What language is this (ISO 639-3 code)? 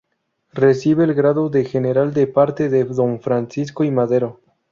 spa